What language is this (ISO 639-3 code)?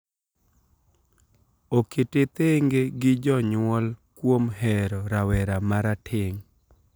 luo